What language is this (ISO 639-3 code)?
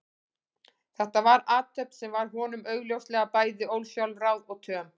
isl